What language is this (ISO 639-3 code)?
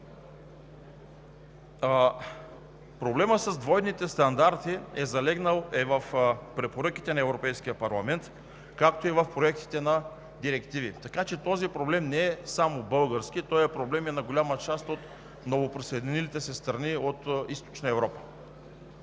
bul